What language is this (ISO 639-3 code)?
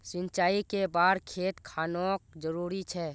mag